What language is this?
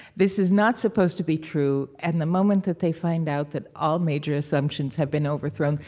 English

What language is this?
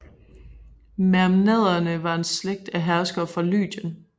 Danish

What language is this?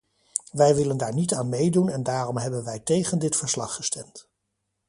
Dutch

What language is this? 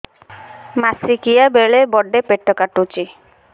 Odia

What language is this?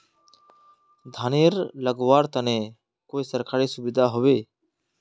Magahi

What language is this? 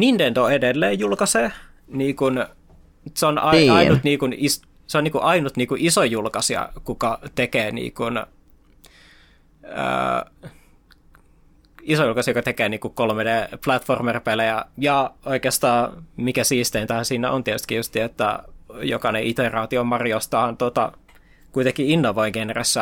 Finnish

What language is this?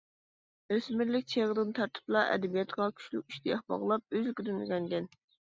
Uyghur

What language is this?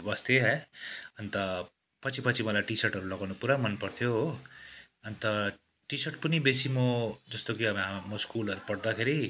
Nepali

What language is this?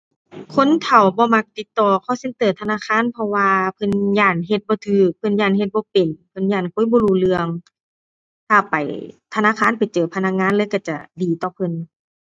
Thai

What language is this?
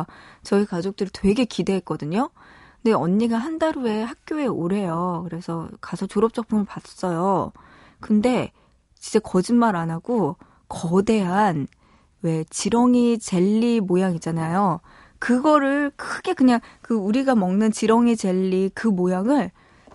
Korean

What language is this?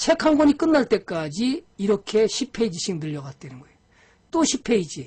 Korean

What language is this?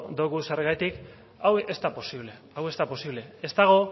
Basque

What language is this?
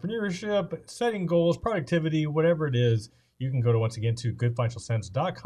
English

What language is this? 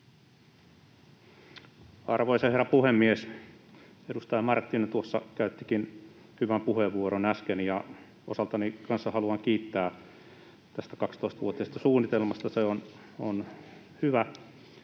Finnish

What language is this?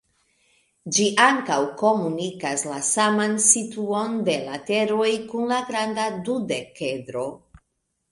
Esperanto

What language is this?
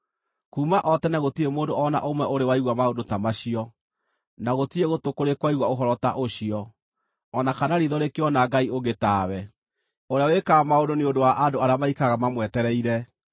Kikuyu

